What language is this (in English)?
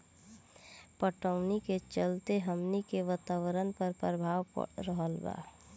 Bhojpuri